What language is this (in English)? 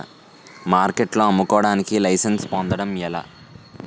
Telugu